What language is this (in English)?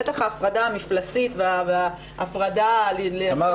Hebrew